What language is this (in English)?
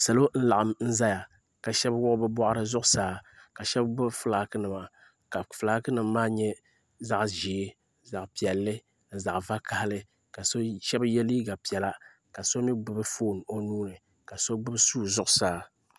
Dagbani